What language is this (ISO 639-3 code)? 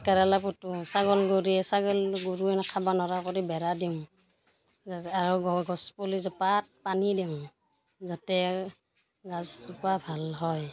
asm